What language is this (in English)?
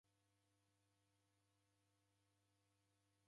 Taita